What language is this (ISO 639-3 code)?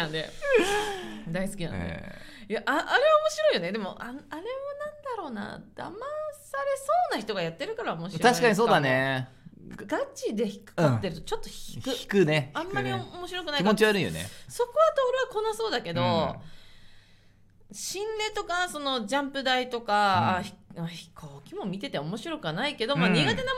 jpn